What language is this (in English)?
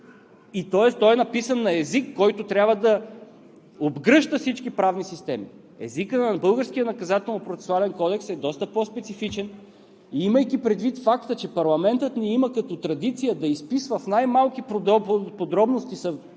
Bulgarian